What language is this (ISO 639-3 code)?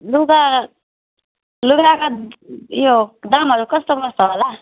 nep